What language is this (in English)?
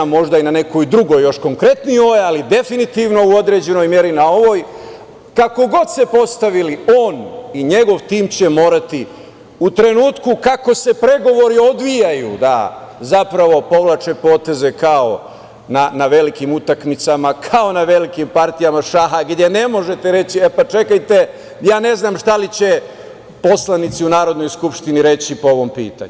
Serbian